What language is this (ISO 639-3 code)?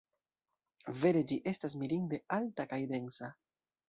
epo